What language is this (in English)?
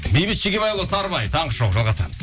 Kazakh